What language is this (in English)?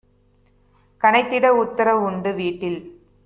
Tamil